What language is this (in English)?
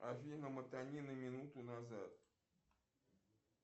Russian